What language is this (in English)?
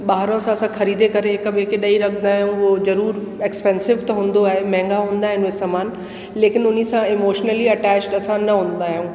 Sindhi